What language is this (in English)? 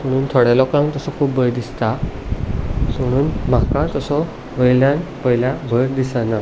Konkani